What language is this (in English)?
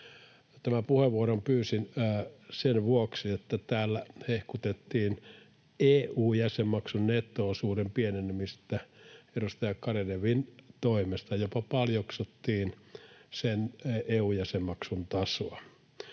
Finnish